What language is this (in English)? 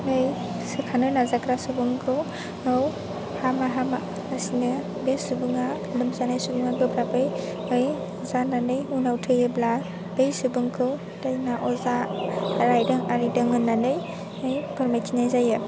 Bodo